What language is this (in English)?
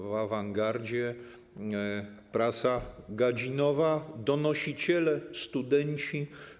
Polish